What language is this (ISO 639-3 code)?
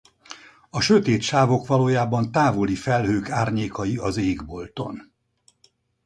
hun